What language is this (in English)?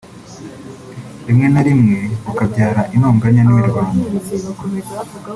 Kinyarwanda